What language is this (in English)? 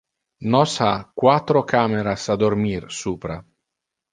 Interlingua